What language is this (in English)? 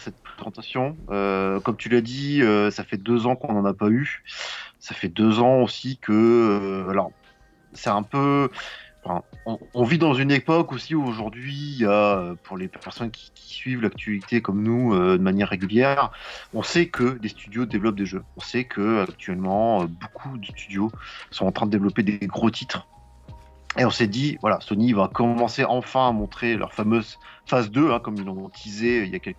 French